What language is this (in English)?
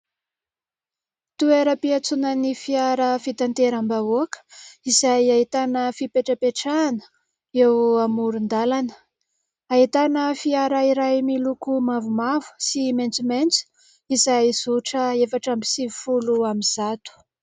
Malagasy